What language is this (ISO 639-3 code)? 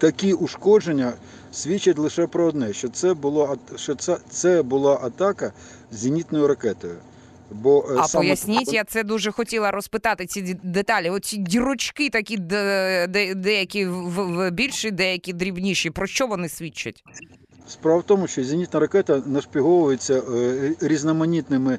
ukr